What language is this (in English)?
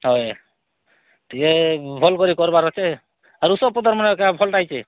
Odia